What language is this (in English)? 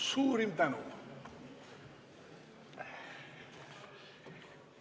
Estonian